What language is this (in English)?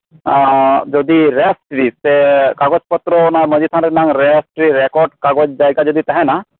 Santali